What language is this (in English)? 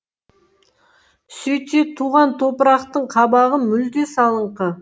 Kazakh